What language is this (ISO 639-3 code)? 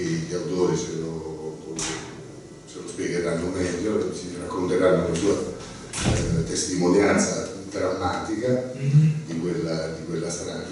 ita